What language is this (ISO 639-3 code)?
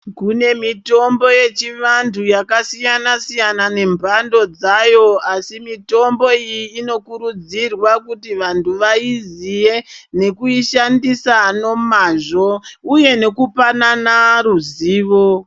ndc